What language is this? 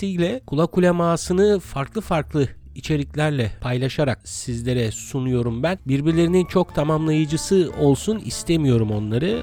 Turkish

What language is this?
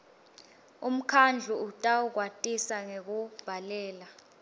Swati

